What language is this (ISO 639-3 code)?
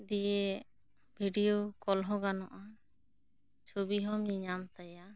sat